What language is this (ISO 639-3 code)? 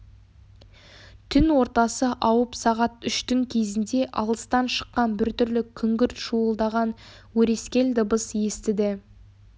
kaz